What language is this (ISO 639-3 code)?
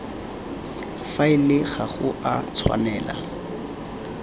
tsn